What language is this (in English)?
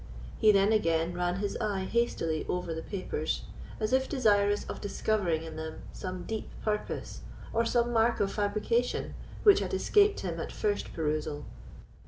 English